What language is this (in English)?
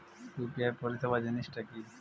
Bangla